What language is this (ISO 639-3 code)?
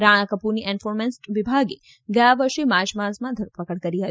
guj